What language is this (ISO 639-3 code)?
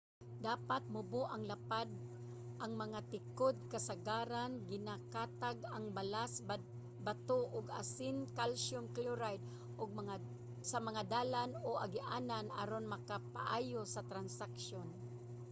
ceb